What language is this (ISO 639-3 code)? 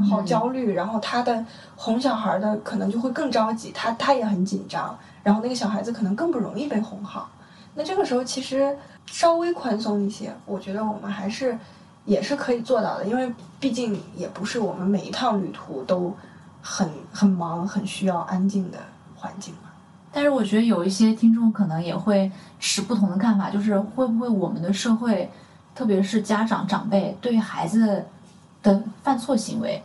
zho